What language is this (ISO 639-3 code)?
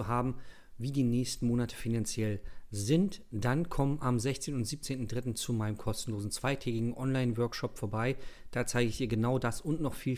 deu